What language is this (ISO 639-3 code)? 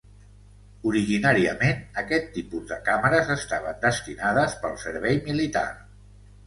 cat